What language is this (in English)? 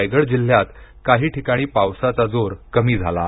Marathi